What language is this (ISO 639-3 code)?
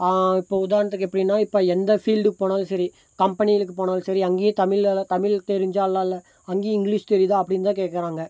tam